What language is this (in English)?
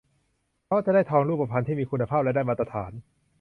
Thai